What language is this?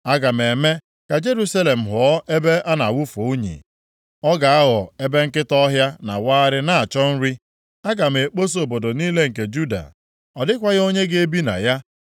Igbo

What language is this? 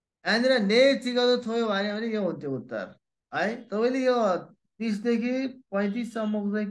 Korean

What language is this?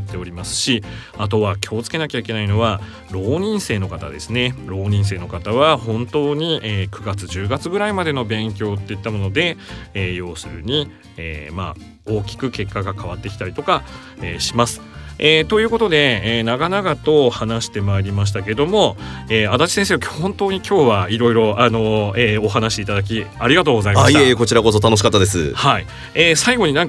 Japanese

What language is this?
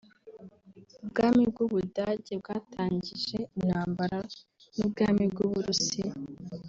Kinyarwanda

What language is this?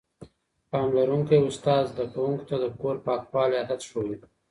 Pashto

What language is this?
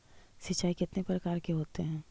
Magahi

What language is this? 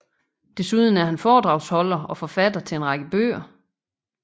Danish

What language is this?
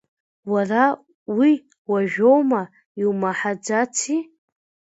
Abkhazian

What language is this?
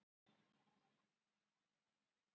Icelandic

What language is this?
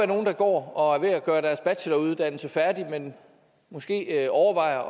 Danish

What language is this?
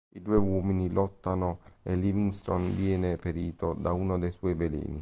Italian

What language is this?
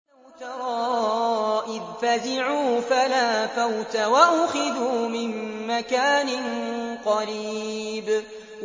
Arabic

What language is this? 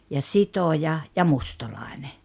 Finnish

